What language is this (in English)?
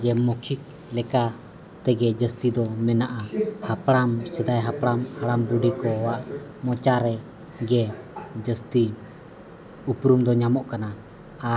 Santali